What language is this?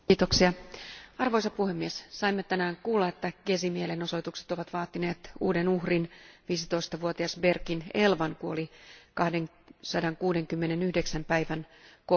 Finnish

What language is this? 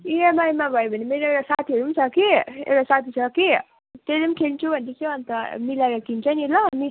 Nepali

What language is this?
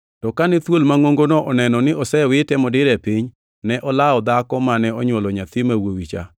Luo (Kenya and Tanzania)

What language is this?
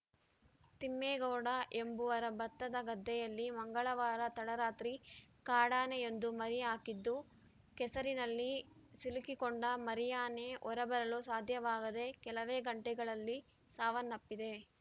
Kannada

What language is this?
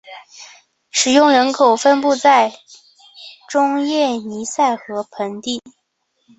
Chinese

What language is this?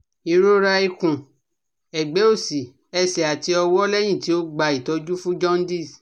Yoruba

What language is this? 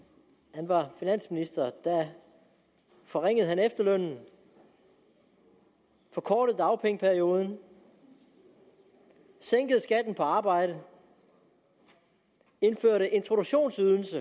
Danish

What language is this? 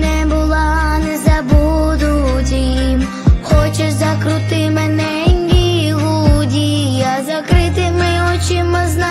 Ukrainian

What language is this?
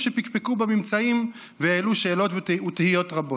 Hebrew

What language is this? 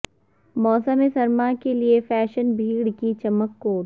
Urdu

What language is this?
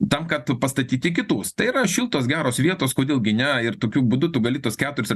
Lithuanian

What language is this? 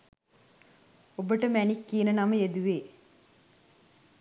Sinhala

